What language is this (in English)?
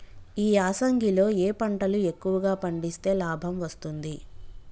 Telugu